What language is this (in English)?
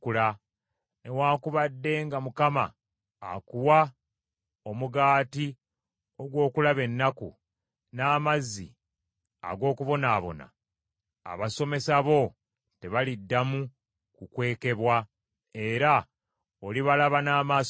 Ganda